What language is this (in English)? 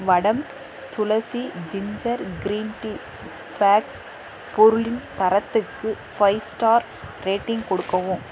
Tamil